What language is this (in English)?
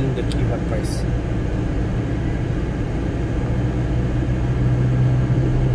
Portuguese